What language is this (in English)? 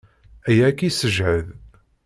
Kabyle